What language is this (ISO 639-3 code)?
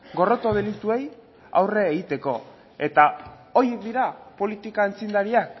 eus